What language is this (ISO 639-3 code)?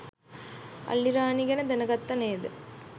sin